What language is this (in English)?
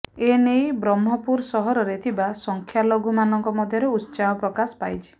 Odia